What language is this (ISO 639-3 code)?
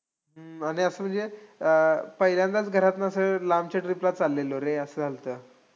mar